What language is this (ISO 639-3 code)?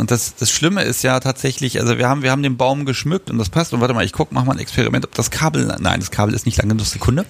deu